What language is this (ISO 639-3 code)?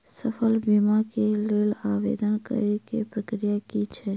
mai